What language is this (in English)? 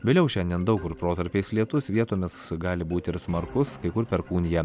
Lithuanian